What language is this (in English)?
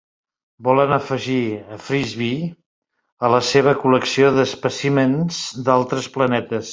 Catalan